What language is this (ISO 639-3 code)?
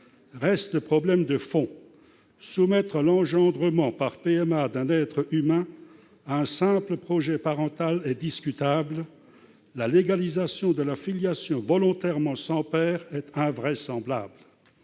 fra